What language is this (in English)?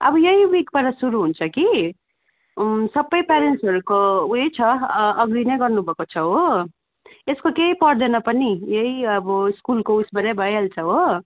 Nepali